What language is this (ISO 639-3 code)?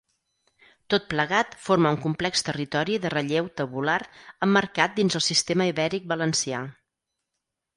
cat